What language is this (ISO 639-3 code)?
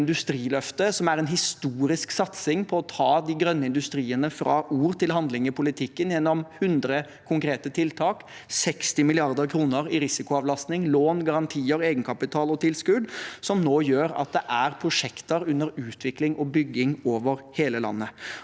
nor